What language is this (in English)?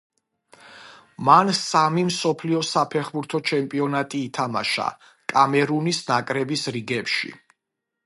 Georgian